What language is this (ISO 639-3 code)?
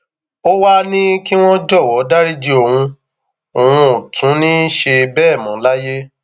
yor